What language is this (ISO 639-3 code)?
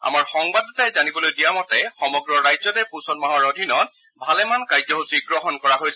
asm